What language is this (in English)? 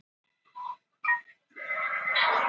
Icelandic